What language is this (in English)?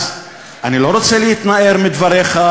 Hebrew